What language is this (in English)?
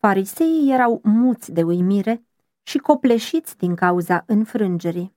Romanian